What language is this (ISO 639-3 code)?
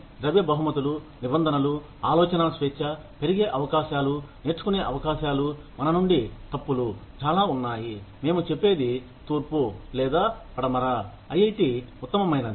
tel